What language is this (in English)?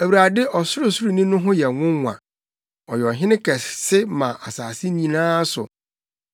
Akan